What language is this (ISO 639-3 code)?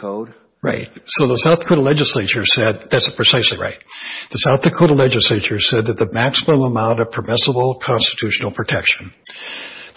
eng